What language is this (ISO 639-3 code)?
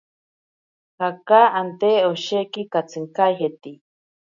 prq